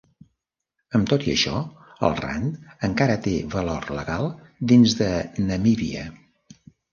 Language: Catalan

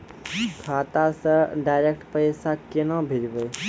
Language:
Maithili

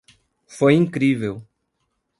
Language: Portuguese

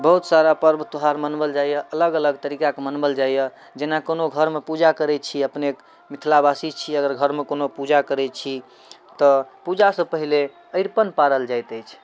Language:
Maithili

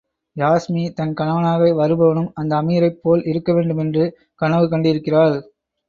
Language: Tamil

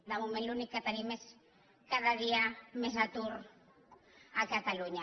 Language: Catalan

